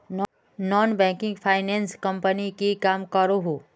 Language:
Magahi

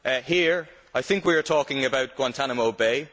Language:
English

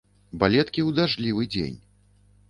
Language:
Belarusian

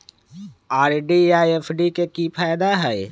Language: Magahi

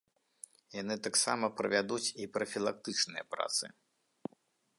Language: Belarusian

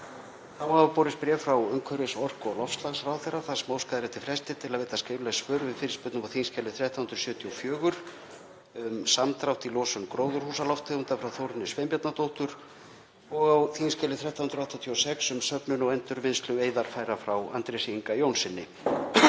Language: Icelandic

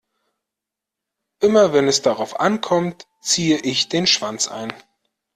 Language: German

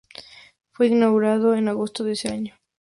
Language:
Spanish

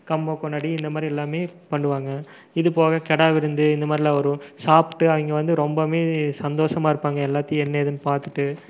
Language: Tamil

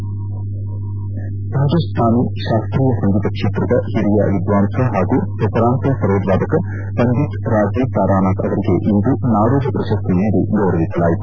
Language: Kannada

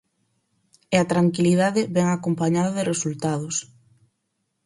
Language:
Galician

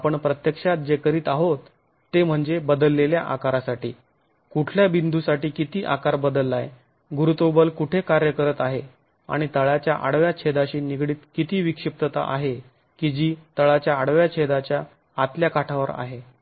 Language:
Marathi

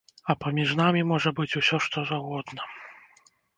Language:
Belarusian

